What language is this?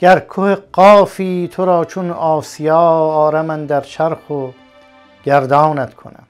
Persian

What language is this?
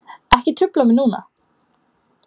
Icelandic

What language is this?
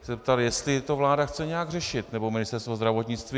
Czech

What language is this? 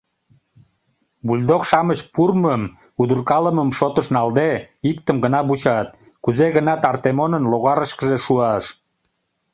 Mari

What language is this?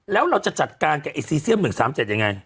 Thai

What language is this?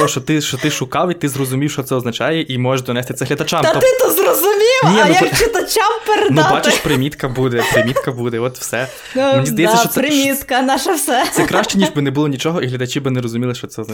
Ukrainian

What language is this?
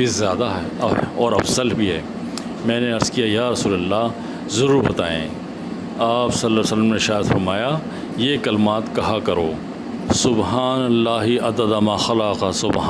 Urdu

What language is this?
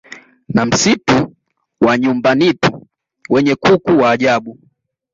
Swahili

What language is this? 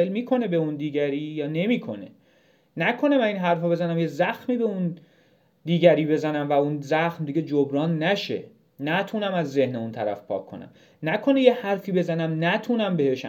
Persian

